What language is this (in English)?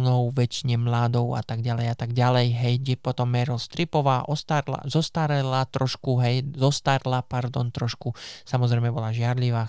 Slovak